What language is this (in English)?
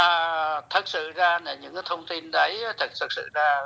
Vietnamese